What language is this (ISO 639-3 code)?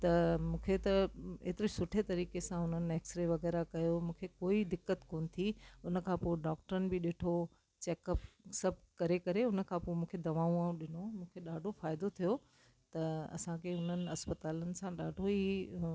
snd